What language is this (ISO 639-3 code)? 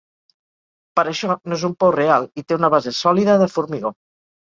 cat